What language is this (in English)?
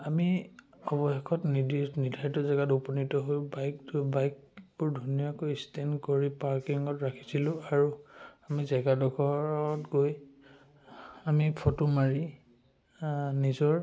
Assamese